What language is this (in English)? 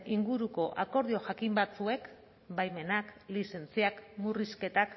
Basque